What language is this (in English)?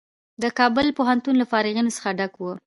Pashto